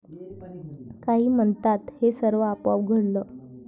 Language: Marathi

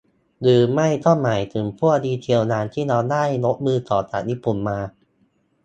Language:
Thai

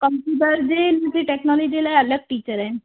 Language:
Sindhi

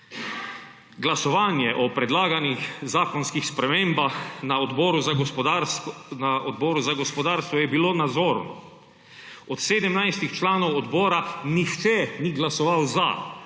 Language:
Slovenian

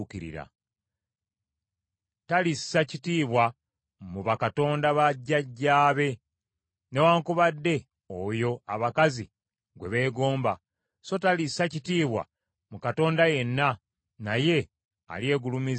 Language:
Ganda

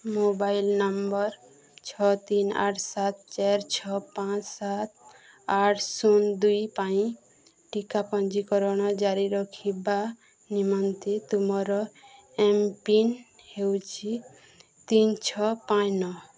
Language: Odia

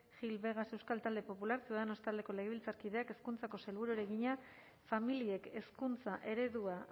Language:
Basque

